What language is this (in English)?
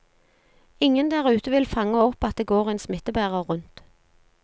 Norwegian